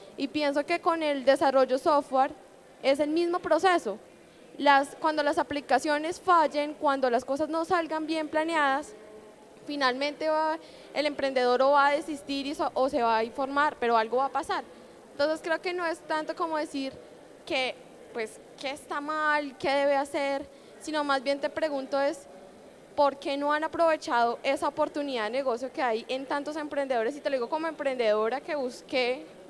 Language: Spanish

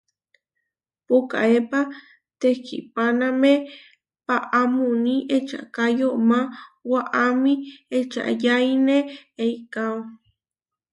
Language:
Huarijio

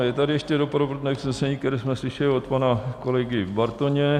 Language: Czech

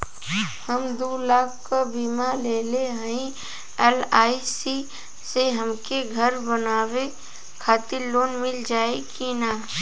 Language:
Bhojpuri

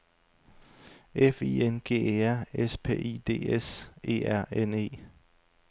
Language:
Danish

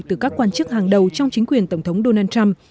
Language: Vietnamese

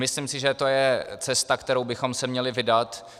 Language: Czech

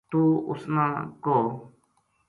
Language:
Gujari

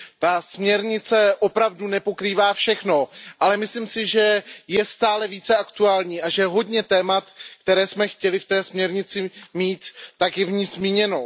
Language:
Czech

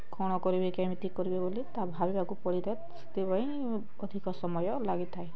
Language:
Odia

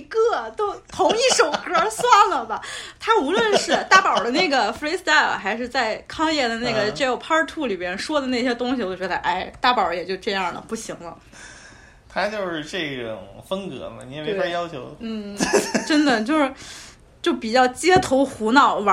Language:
Chinese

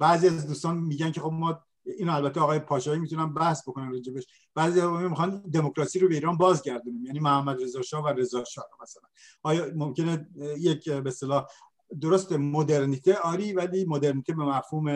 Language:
Persian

